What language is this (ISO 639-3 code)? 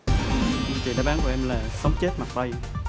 vie